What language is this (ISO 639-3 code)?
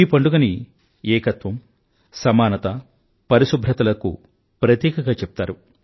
tel